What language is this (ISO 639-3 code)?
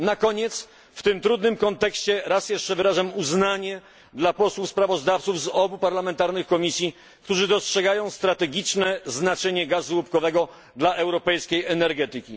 pol